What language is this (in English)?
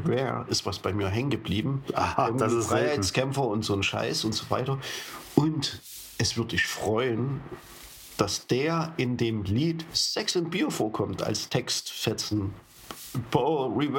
German